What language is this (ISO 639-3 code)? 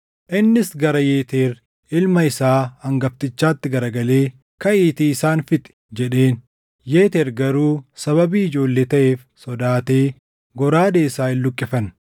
orm